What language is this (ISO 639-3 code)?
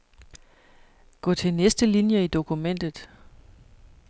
dan